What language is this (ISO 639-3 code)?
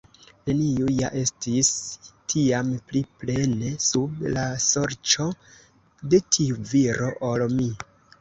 epo